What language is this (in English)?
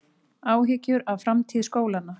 Icelandic